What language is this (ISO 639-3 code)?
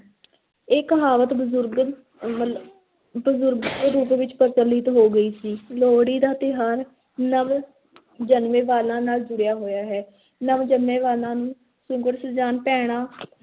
pan